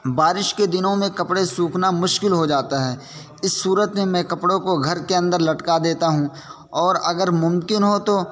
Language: Urdu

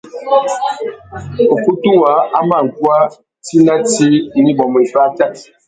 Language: Tuki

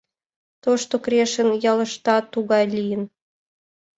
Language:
Mari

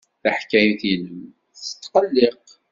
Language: Kabyle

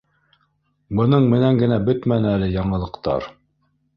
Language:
Bashkir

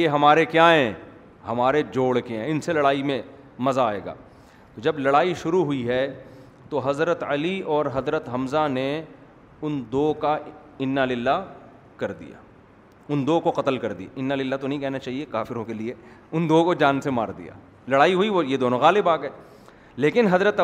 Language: Urdu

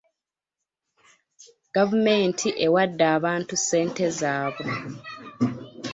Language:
Ganda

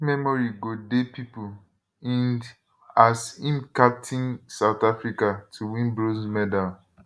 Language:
Nigerian Pidgin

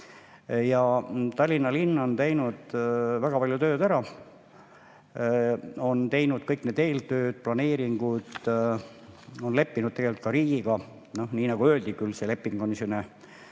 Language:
Estonian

